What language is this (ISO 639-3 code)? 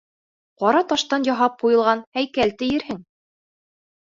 bak